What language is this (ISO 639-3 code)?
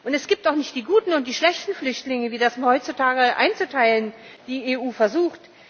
deu